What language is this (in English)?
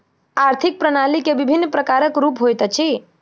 Maithili